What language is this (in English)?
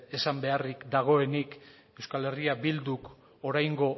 Basque